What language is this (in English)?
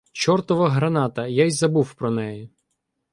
Ukrainian